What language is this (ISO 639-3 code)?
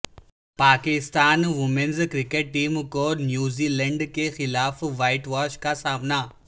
urd